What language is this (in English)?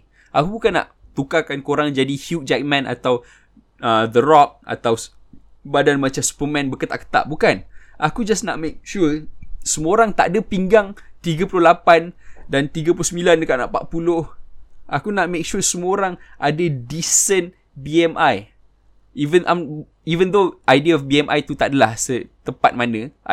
Malay